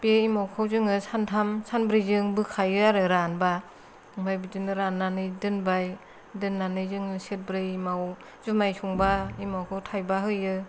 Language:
Bodo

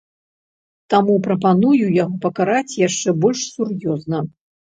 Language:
Belarusian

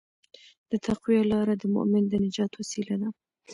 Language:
Pashto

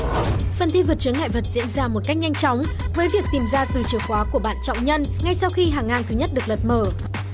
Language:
Vietnamese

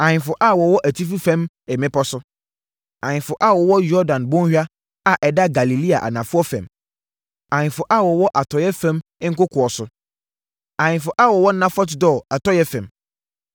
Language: Akan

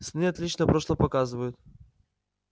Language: Russian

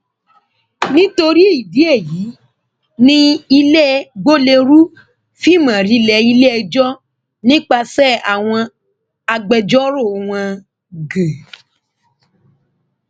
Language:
Yoruba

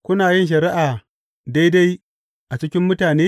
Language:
Hausa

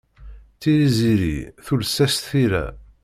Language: Kabyle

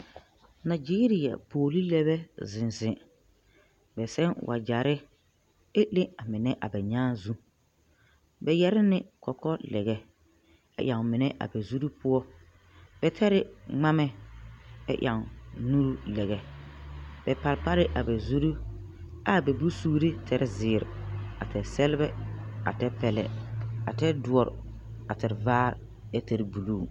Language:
Southern Dagaare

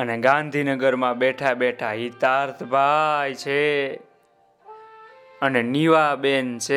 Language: Gujarati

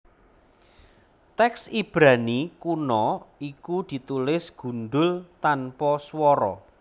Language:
Javanese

